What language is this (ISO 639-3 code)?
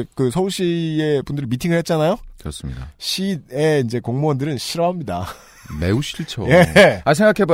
kor